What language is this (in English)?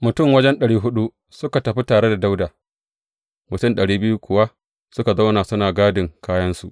Hausa